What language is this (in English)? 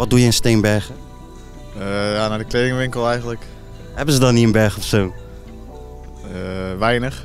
Dutch